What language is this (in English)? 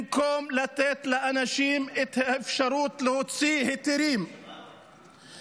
Hebrew